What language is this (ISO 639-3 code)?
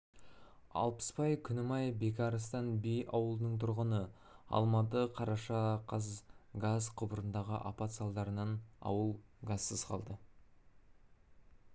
kaz